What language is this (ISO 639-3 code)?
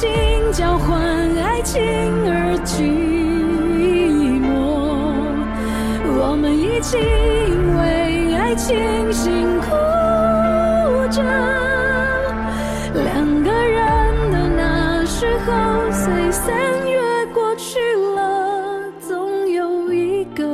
zho